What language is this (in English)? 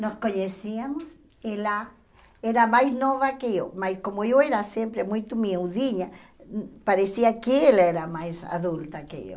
Portuguese